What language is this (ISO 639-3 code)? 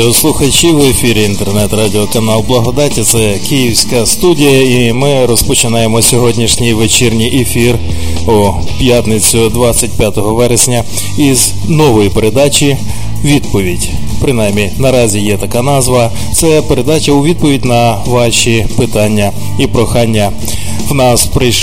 ukr